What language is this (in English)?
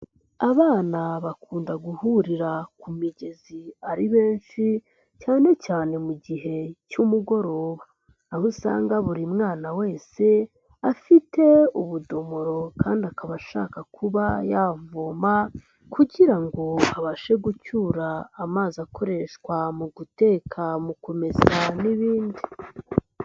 Kinyarwanda